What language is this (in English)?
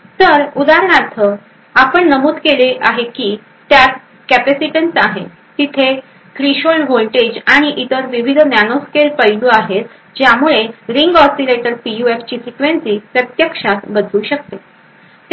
Marathi